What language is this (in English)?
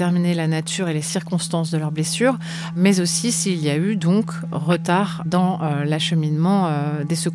French